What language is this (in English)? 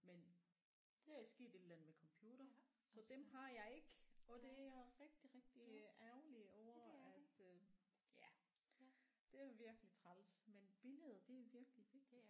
Danish